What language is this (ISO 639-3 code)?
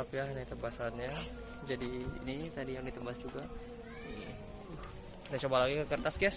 ind